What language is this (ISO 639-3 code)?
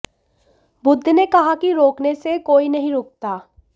hin